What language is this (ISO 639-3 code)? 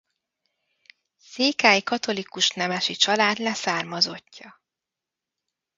hun